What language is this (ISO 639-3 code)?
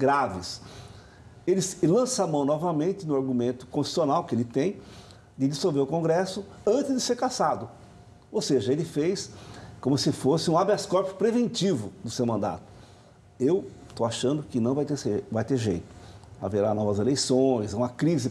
por